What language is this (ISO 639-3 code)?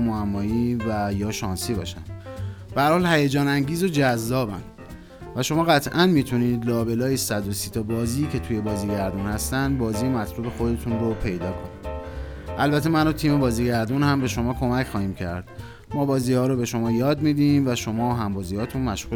fas